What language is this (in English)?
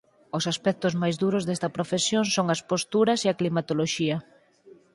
Galician